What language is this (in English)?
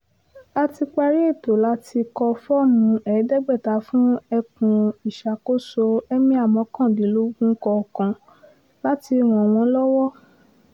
Yoruba